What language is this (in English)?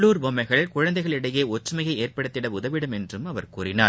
Tamil